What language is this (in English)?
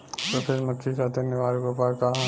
Bhojpuri